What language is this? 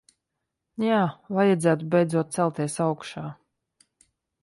Latvian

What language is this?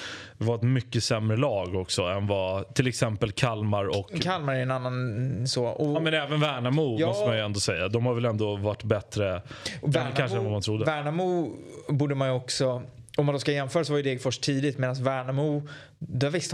Swedish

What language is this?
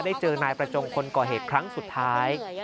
Thai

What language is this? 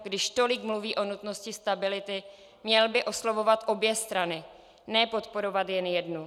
Czech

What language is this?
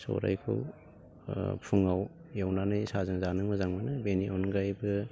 Bodo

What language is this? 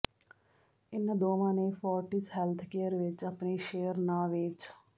Punjabi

